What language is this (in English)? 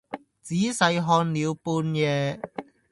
Cantonese